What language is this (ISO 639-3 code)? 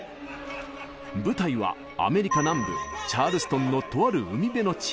jpn